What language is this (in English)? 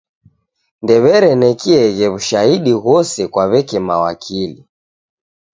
Taita